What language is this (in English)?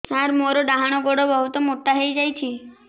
Odia